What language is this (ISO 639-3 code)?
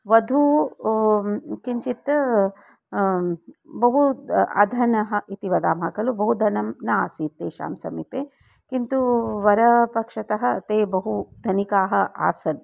san